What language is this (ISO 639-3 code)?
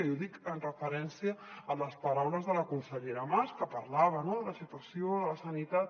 cat